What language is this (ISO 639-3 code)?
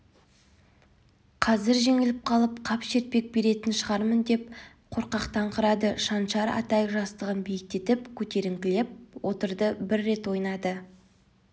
kaz